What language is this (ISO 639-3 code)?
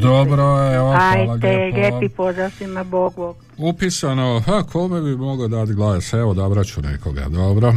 hrv